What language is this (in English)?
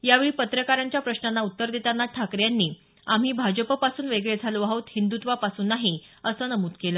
Marathi